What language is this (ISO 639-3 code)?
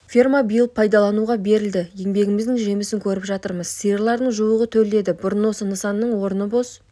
kaz